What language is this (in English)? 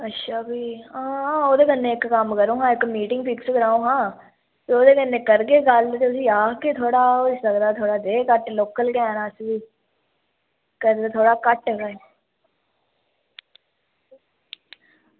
Dogri